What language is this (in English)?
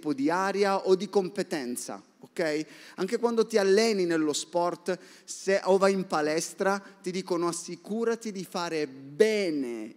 Italian